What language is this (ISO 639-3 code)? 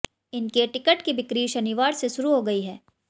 hin